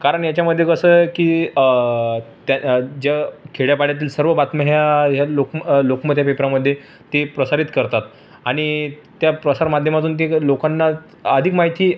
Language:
Marathi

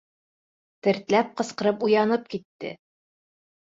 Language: Bashkir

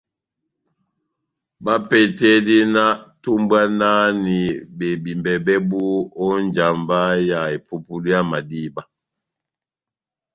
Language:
Batanga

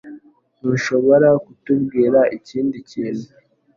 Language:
Kinyarwanda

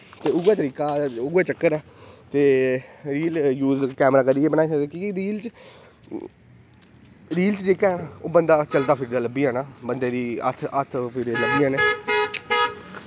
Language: Dogri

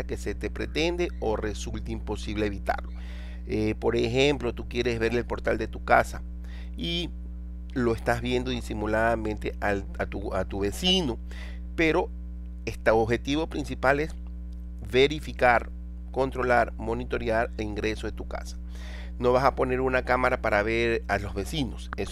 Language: Spanish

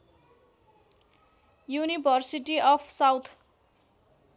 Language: Nepali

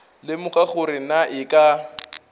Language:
Northern Sotho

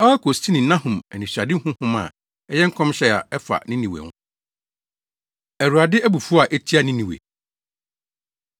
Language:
Akan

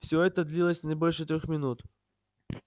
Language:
Russian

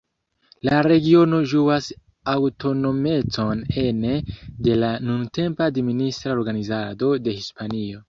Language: Esperanto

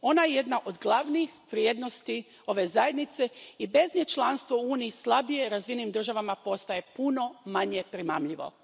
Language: Croatian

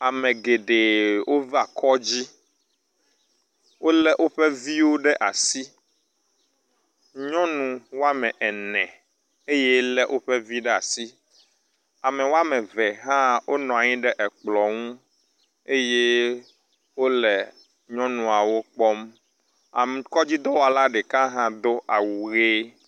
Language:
Ewe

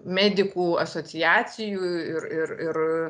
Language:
Lithuanian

